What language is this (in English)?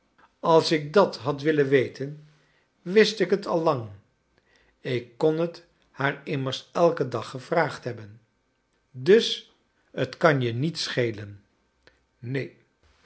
Dutch